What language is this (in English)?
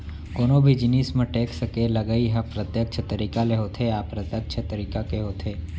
Chhattisgarhi